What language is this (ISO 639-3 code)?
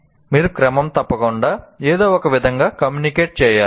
tel